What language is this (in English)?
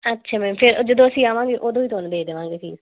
Punjabi